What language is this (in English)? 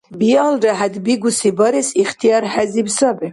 Dargwa